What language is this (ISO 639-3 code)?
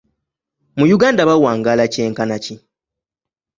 lug